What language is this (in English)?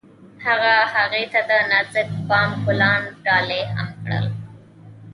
Pashto